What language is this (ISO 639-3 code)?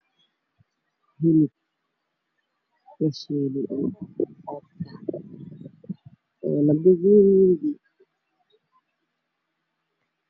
som